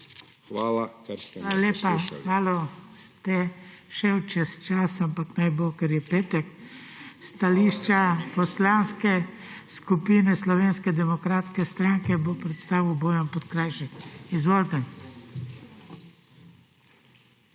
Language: Slovenian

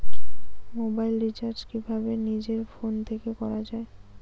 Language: Bangla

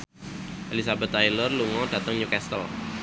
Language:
Javanese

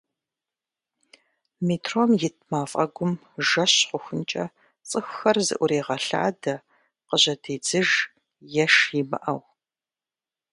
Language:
Kabardian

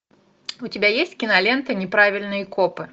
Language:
Russian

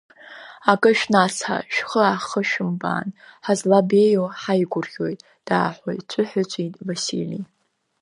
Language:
Abkhazian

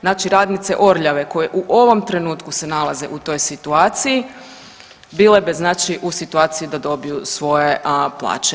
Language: Croatian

